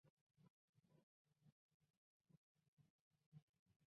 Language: Chinese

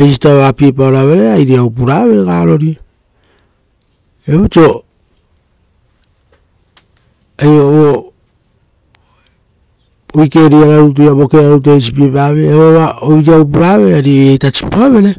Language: Rotokas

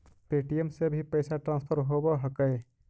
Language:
Magahi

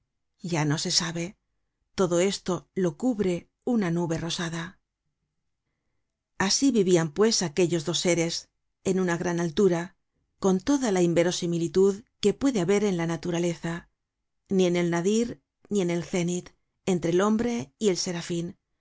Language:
Spanish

